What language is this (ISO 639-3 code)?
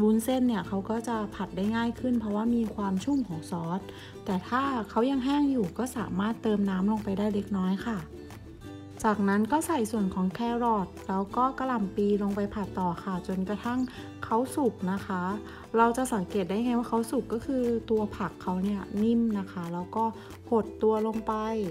tha